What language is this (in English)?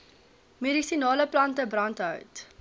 Afrikaans